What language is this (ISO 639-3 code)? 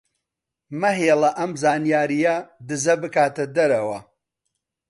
ckb